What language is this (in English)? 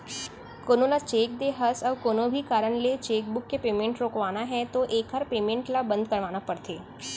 Chhattisgarhi